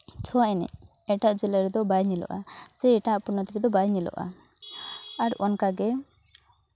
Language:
Santali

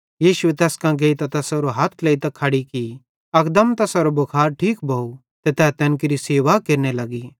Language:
Bhadrawahi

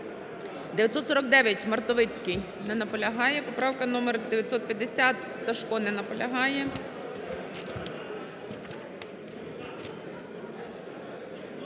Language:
Ukrainian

